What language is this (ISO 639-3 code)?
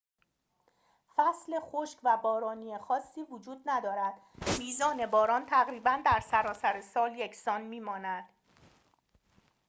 fas